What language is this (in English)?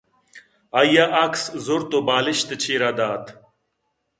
Eastern Balochi